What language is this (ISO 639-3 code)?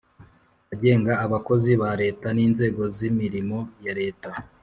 kin